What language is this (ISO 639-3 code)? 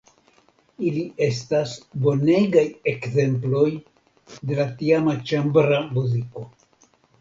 epo